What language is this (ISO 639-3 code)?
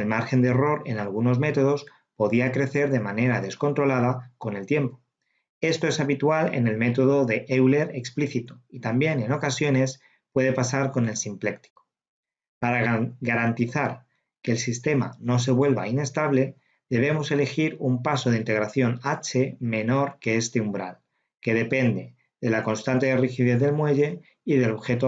spa